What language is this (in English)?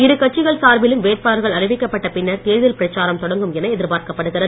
Tamil